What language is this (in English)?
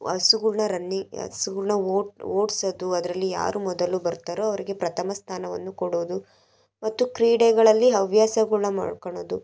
Kannada